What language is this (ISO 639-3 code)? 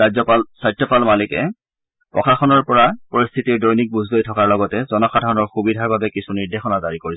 asm